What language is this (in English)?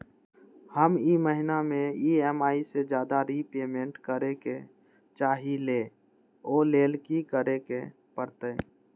Magahi